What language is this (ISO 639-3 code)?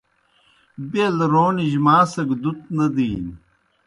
plk